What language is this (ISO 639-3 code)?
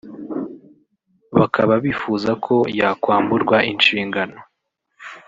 kin